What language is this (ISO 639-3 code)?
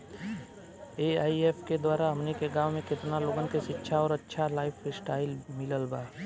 bho